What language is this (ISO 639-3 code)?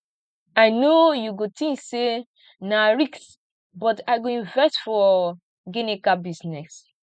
pcm